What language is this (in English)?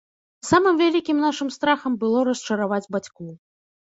Belarusian